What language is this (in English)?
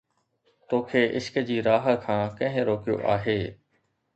Sindhi